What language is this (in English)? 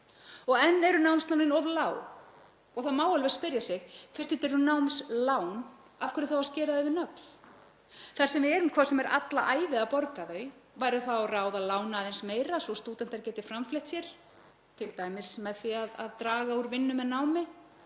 Icelandic